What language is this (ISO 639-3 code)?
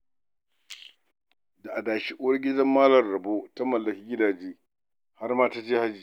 hau